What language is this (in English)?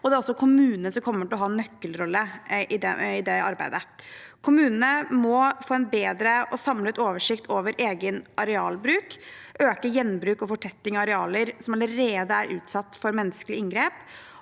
Norwegian